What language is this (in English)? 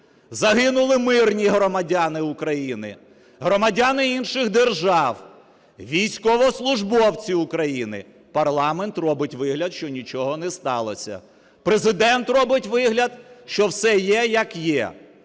Ukrainian